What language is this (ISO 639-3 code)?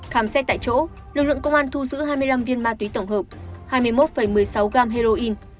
vie